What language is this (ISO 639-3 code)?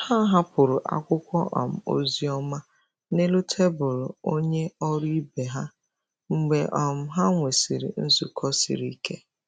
ibo